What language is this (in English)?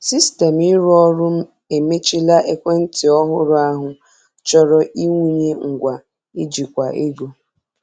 Igbo